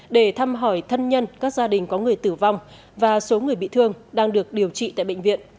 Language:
Vietnamese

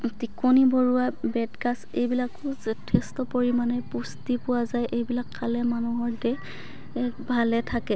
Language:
Assamese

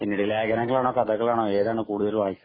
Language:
Malayalam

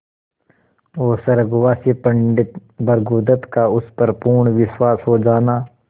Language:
Hindi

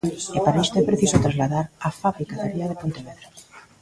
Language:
Galician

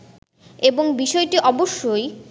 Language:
Bangla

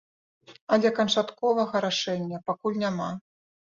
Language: Belarusian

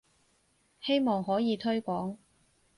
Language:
Cantonese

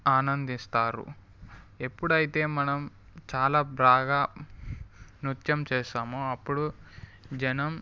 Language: Telugu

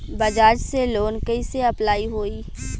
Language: Bhojpuri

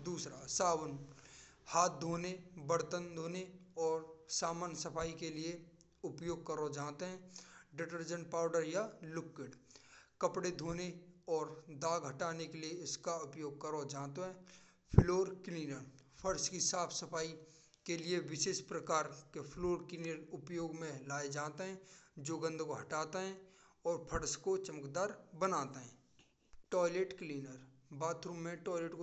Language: Braj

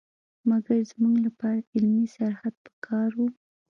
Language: Pashto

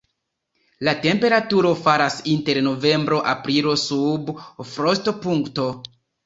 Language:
Esperanto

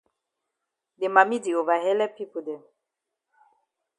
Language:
Cameroon Pidgin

